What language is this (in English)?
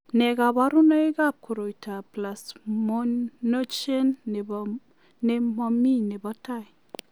Kalenjin